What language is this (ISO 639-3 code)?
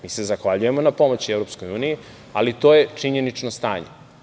srp